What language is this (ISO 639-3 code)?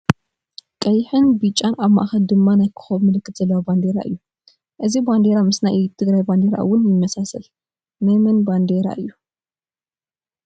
tir